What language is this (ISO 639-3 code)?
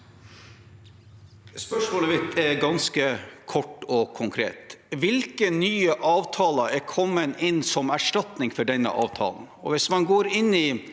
nor